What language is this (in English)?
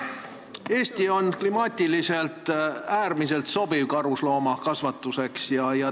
Estonian